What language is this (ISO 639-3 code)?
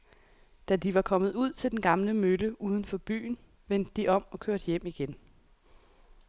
dan